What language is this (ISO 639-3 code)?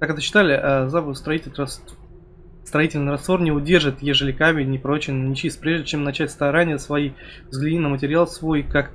rus